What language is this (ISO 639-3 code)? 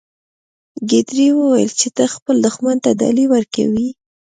pus